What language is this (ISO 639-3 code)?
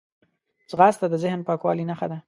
pus